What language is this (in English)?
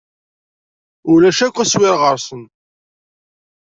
Kabyle